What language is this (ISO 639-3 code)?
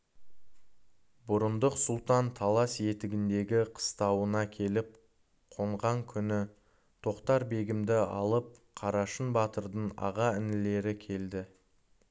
kaz